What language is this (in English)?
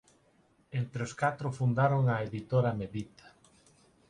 Galician